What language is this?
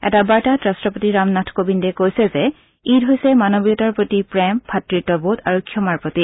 Assamese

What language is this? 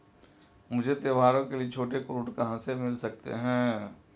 Hindi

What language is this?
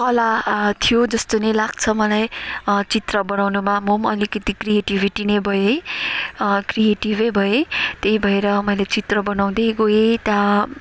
Nepali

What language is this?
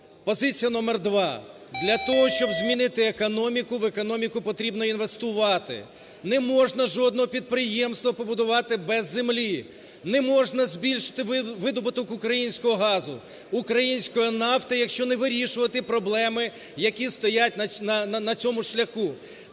Ukrainian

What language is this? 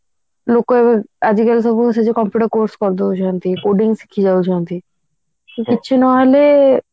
Odia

